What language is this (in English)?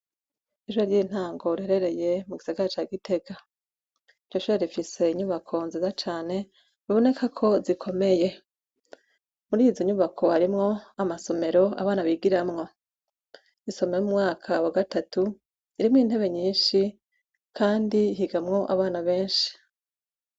Rundi